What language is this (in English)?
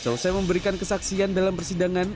Indonesian